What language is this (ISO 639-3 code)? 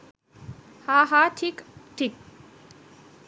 ben